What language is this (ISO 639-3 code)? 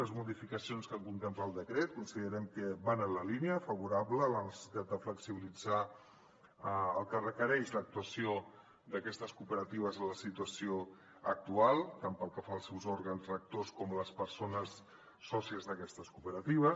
cat